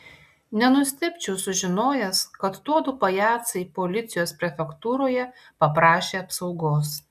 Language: Lithuanian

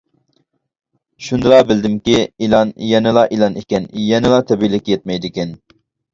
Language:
Uyghur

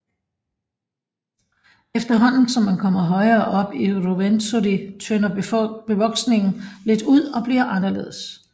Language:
Danish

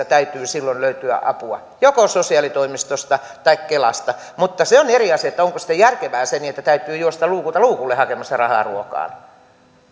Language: Finnish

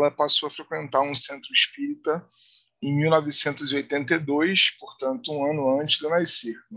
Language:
Portuguese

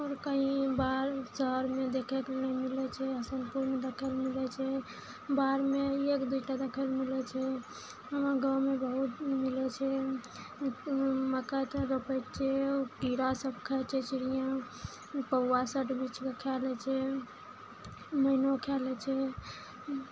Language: Maithili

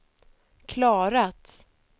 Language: Swedish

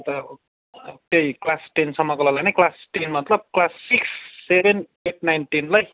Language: Nepali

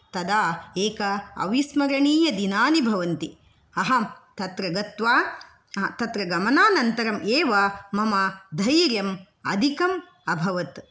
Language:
Sanskrit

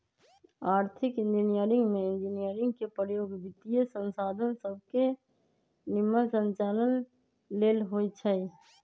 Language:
Magahi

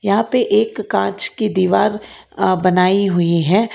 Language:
Hindi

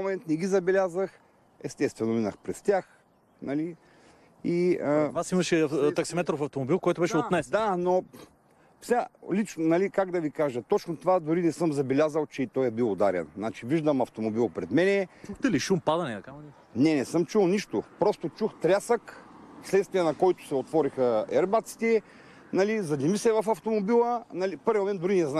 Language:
Bulgarian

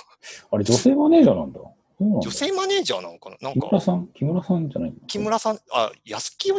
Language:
Japanese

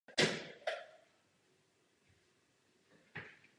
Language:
Czech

